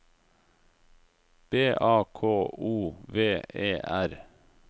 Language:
Norwegian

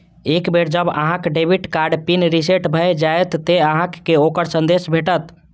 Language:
Maithili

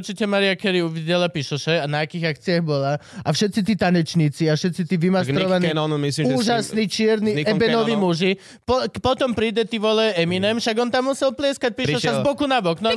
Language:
Slovak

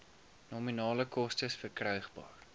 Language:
Afrikaans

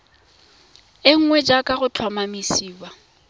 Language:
Tswana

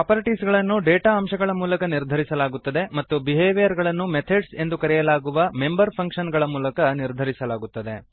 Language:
Kannada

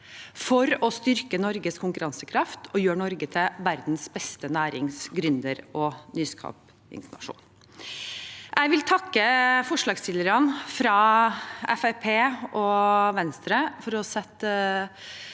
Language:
Norwegian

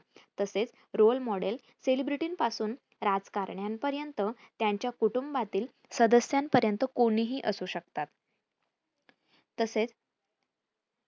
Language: Marathi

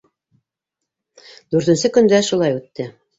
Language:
Bashkir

